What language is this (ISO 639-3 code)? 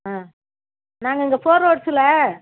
tam